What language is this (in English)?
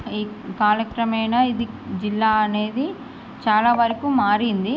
Telugu